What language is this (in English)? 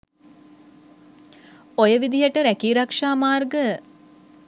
Sinhala